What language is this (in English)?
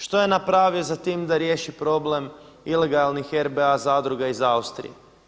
Croatian